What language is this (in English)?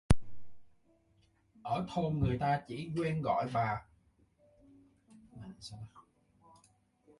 Vietnamese